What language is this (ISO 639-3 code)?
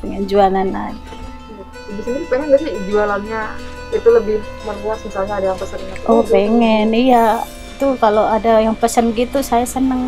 ind